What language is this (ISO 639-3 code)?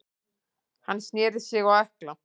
isl